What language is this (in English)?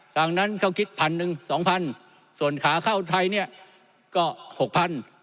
Thai